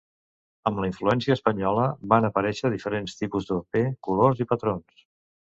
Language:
Catalan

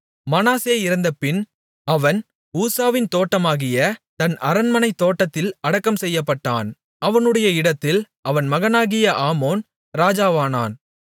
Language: Tamil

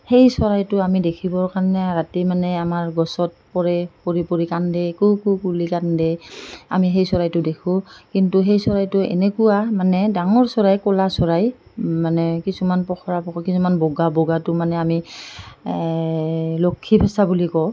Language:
Assamese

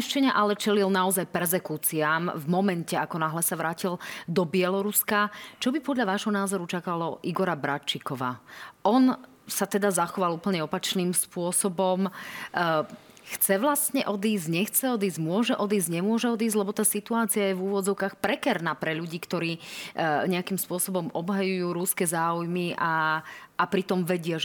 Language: Slovak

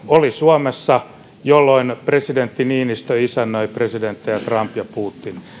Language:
Finnish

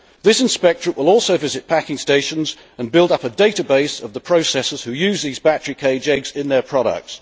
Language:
English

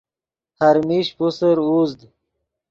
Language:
Yidgha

